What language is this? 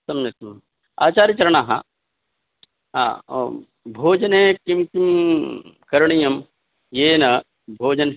Sanskrit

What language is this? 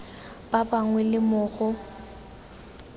Tswana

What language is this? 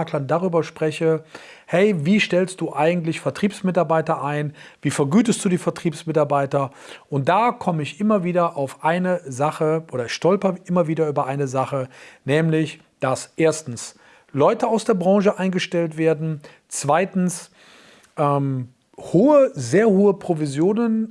German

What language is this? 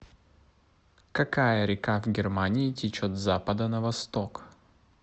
Russian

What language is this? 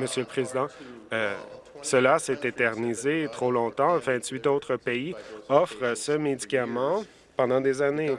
French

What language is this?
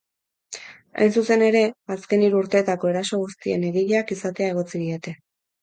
Basque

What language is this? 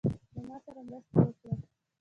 Pashto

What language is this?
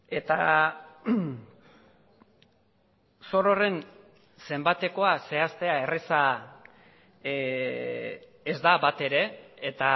Basque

